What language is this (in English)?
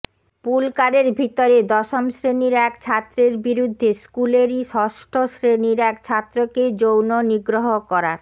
Bangla